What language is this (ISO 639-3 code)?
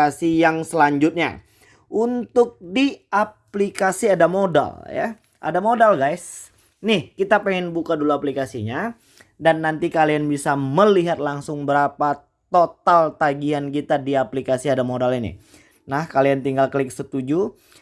ind